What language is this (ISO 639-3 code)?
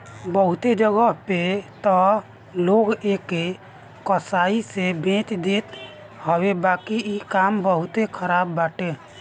bho